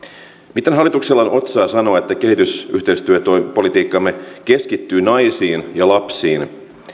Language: Finnish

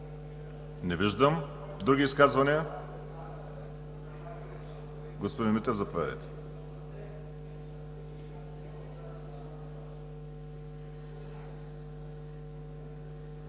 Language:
Bulgarian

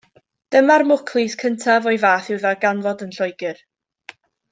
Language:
Welsh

